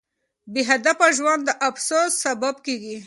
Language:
Pashto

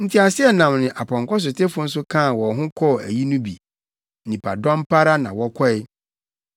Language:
Akan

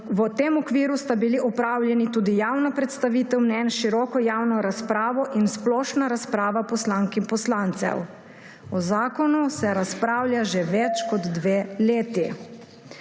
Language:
Slovenian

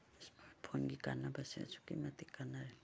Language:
Manipuri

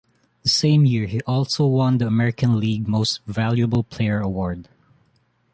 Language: English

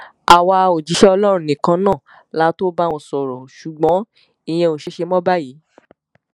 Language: Yoruba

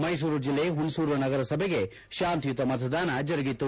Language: Kannada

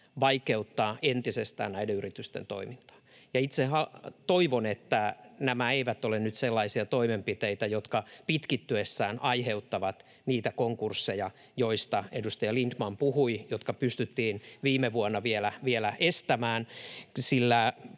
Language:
Finnish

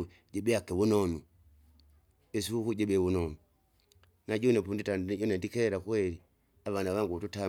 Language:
Kinga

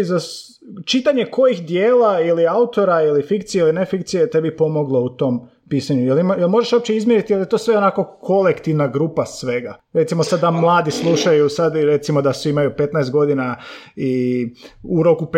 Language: Croatian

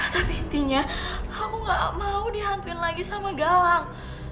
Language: Indonesian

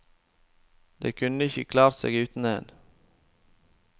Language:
Norwegian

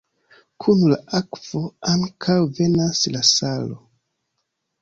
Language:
Esperanto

